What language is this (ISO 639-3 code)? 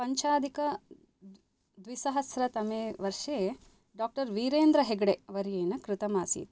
san